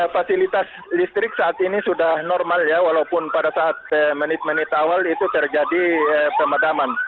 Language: Indonesian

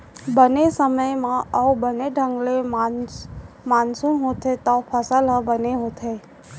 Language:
Chhattisgarhi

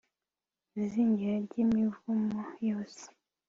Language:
Kinyarwanda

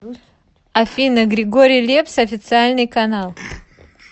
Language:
Russian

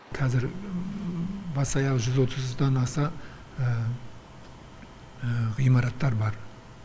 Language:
Kazakh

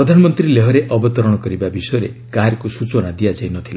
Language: Odia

